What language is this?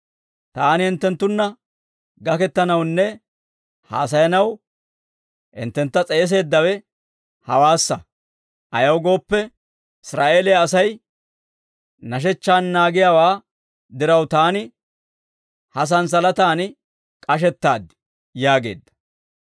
Dawro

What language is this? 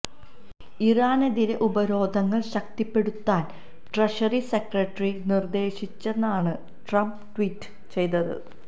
Malayalam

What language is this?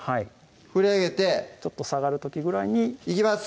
Japanese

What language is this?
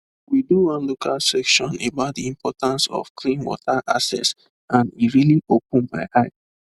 Nigerian Pidgin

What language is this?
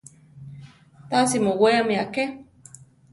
Central Tarahumara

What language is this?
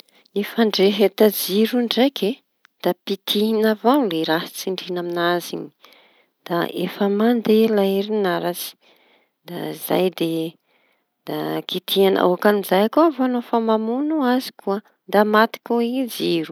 Tanosy Malagasy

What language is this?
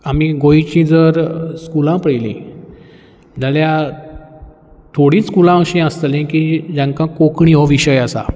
Konkani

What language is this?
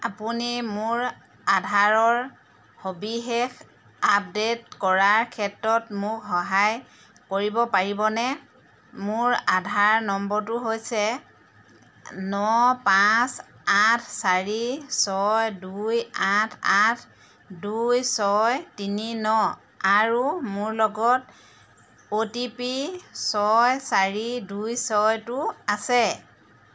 Assamese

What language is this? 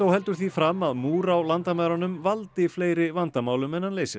Icelandic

